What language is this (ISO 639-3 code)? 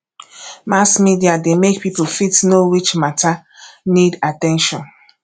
pcm